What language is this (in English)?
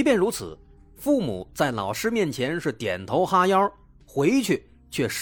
Chinese